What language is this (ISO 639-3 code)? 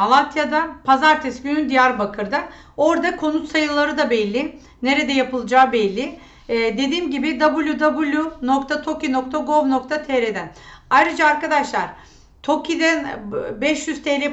tur